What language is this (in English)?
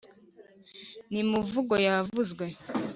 Kinyarwanda